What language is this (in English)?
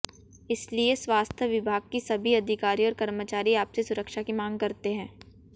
Hindi